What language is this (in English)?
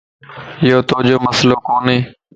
Lasi